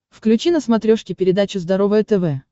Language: Russian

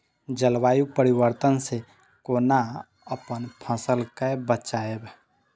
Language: Maithili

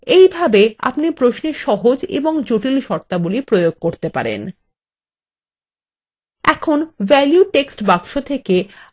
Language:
Bangla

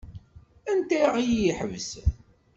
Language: Kabyle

